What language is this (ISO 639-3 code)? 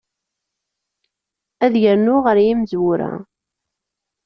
kab